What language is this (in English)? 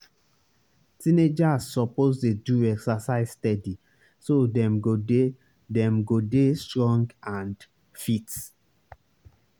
Nigerian Pidgin